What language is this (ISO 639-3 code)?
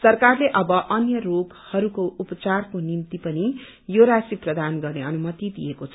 nep